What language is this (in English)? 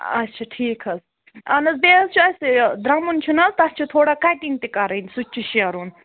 Kashmiri